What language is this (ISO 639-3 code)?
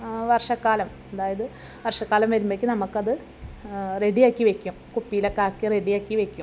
mal